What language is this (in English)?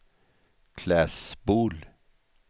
Swedish